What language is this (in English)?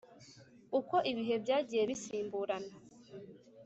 Kinyarwanda